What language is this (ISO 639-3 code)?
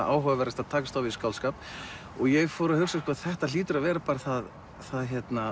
isl